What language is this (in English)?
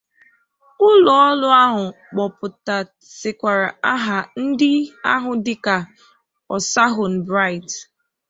Igbo